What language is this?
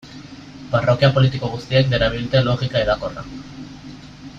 Basque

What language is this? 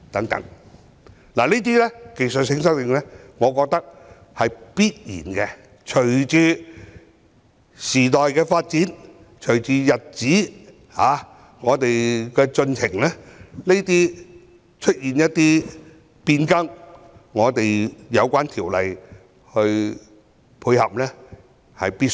Cantonese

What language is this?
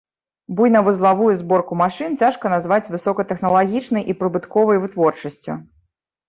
Belarusian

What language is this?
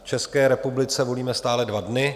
Czech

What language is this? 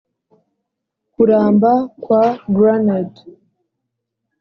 Kinyarwanda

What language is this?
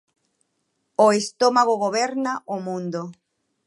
Galician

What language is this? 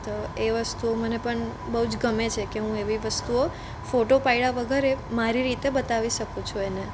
Gujarati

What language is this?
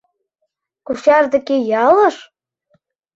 Mari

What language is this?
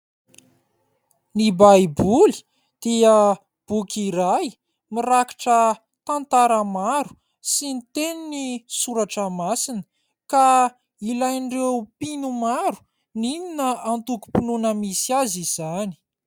Malagasy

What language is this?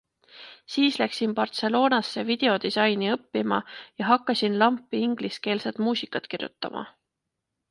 Estonian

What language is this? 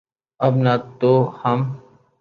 Urdu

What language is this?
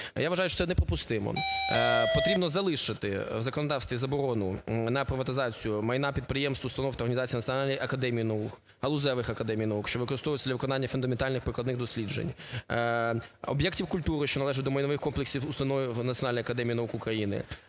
Ukrainian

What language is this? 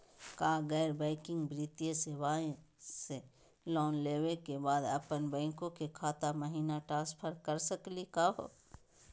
Magahi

